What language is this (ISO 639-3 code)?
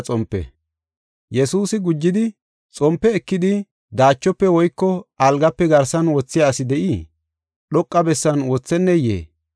gof